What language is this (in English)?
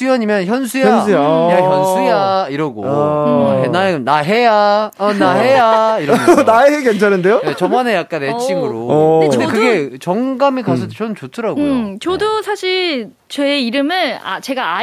Korean